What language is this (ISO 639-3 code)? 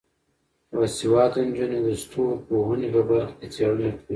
pus